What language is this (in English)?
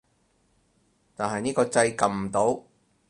Cantonese